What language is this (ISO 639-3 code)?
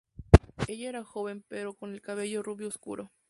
spa